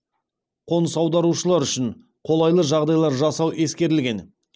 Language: Kazakh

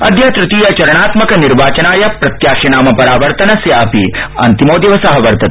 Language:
Sanskrit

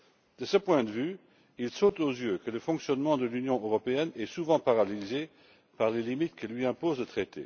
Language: French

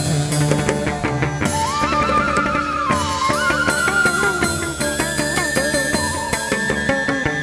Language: Vietnamese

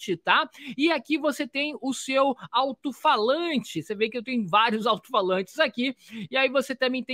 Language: Portuguese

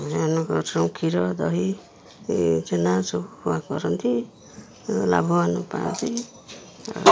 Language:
Odia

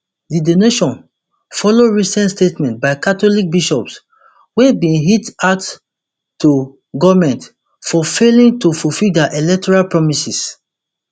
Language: Nigerian Pidgin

